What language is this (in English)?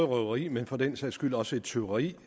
Danish